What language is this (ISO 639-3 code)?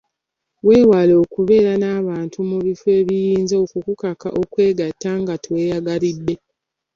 lug